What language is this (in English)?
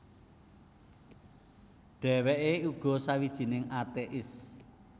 Javanese